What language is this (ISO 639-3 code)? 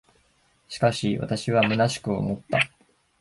jpn